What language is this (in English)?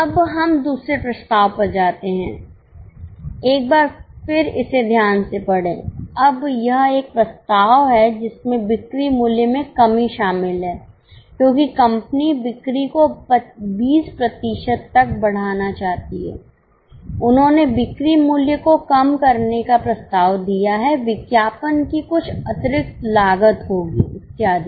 Hindi